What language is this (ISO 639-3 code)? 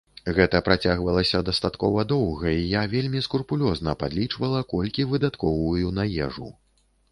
bel